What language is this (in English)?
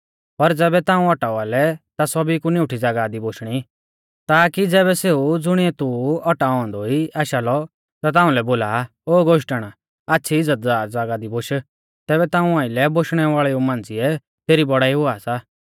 Mahasu Pahari